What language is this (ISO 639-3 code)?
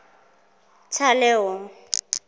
zul